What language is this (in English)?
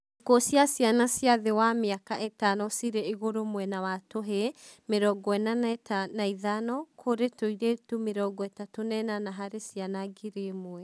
Kikuyu